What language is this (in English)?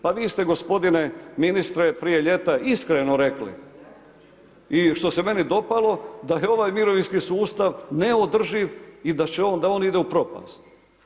Croatian